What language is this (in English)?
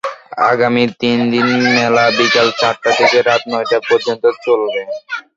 Bangla